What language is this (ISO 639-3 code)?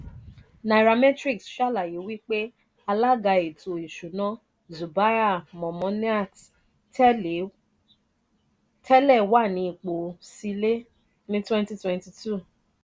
yor